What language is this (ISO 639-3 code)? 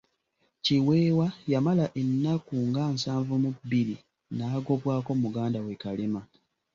lug